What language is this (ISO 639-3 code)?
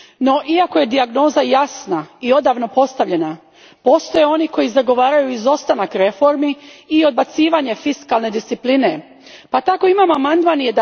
hrv